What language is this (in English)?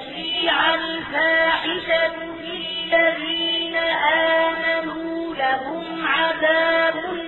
Arabic